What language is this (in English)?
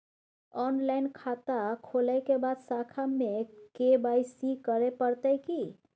Maithili